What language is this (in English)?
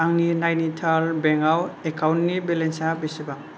Bodo